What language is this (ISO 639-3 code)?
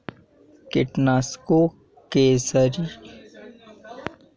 hin